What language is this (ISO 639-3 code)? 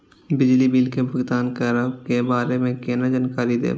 mai